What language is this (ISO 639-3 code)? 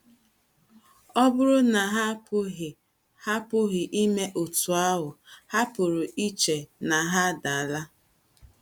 ibo